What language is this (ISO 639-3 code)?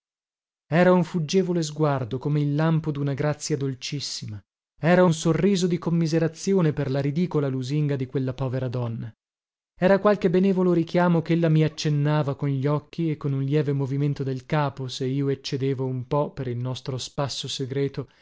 ita